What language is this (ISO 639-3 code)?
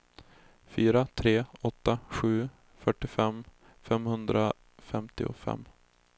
swe